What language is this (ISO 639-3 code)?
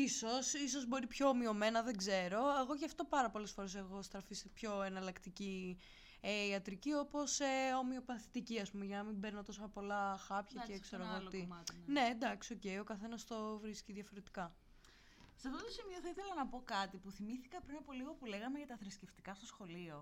ell